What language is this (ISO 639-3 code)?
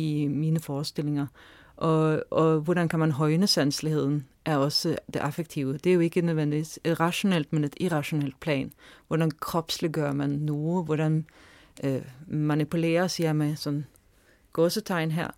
dan